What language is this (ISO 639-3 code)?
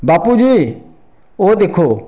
doi